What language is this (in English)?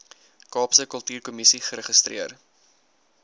Afrikaans